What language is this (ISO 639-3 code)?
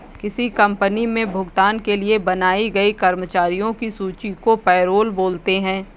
hin